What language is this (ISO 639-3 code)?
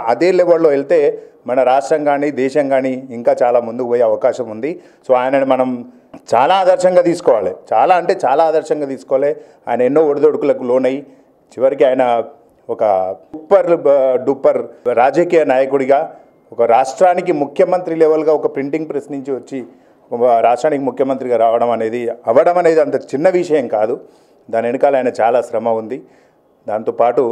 tel